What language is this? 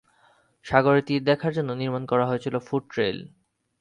Bangla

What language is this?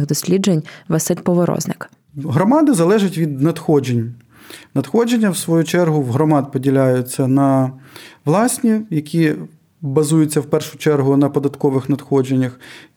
Ukrainian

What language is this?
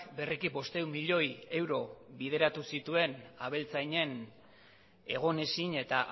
Basque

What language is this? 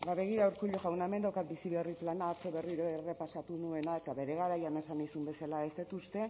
Basque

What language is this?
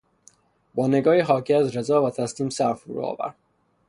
Persian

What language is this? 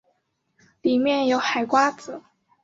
Chinese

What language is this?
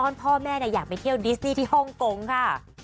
Thai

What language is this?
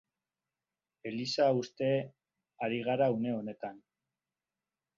Basque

